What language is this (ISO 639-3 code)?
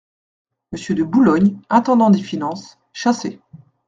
fra